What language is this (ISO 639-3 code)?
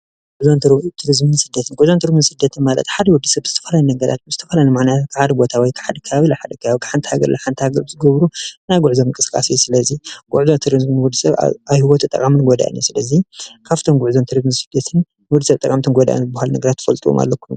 tir